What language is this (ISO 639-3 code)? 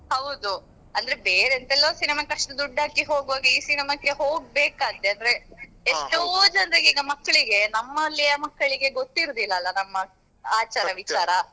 kan